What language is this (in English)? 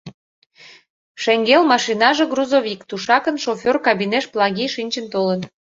Mari